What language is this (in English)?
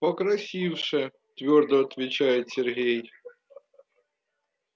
Russian